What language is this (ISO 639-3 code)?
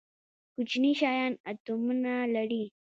pus